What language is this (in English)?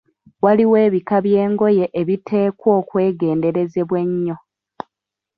Ganda